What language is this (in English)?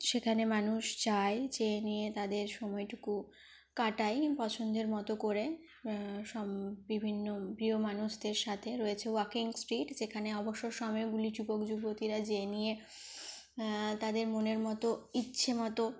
Bangla